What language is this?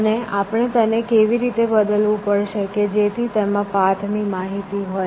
Gujarati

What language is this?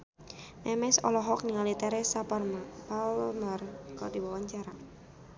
Sundanese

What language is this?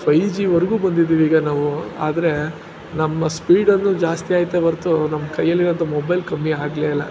Kannada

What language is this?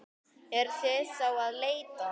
Icelandic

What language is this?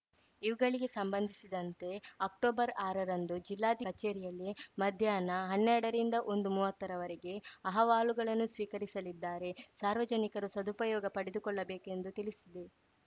Kannada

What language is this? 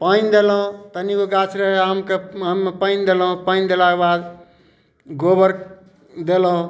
Maithili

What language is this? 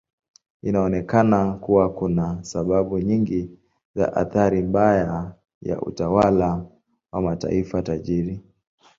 Swahili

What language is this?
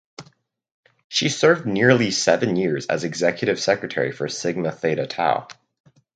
English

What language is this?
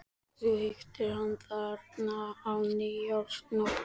Icelandic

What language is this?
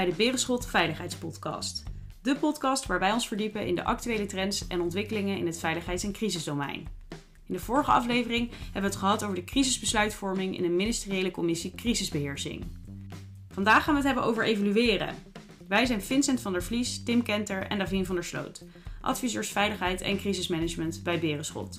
Dutch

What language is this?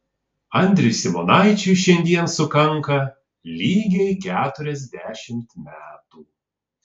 Lithuanian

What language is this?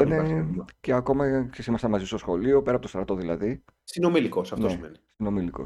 Greek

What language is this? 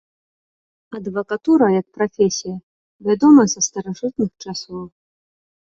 Belarusian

